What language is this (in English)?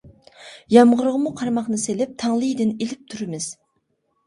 Uyghur